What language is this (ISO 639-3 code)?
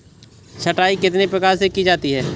hin